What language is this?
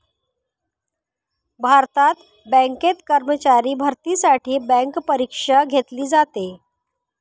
Marathi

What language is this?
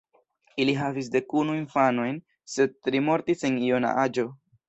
Esperanto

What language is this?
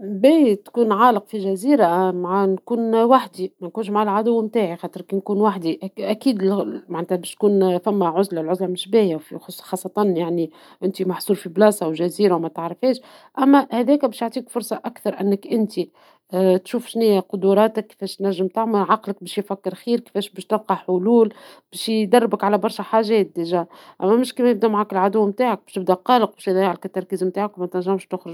Tunisian Arabic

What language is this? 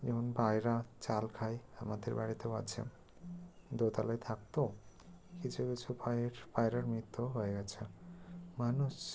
Bangla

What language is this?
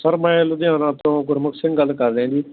Punjabi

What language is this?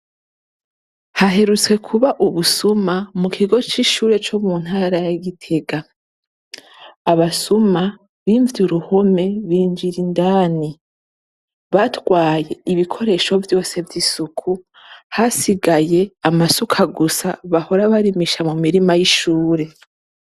Rundi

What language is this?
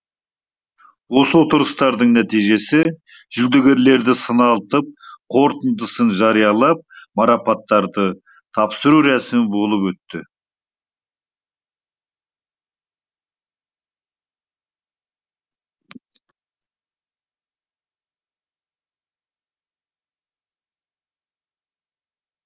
Kazakh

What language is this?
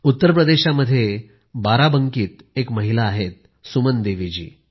Marathi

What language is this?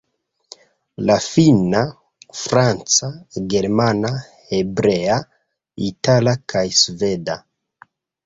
Esperanto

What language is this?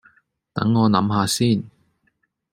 Cantonese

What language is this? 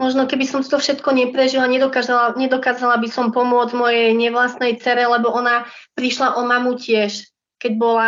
Slovak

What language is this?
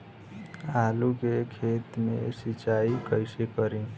Bhojpuri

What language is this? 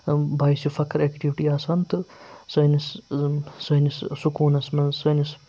Kashmiri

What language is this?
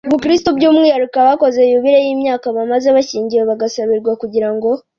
Kinyarwanda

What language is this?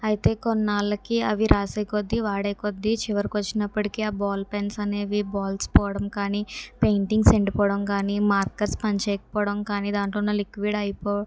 Telugu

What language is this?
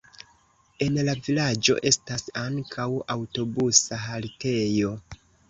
Esperanto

